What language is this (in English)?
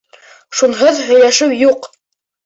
Bashkir